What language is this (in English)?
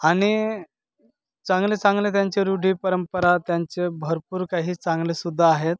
Marathi